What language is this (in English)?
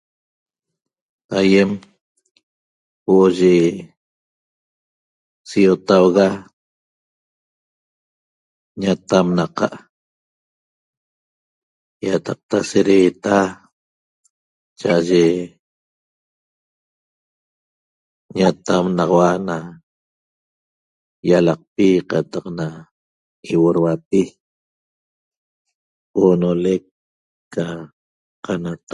Toba